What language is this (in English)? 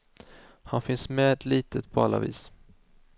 Swedish